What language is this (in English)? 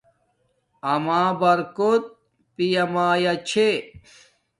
Domaaki